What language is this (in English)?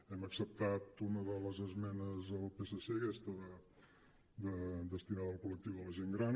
Catalan